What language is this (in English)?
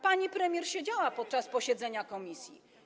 Polish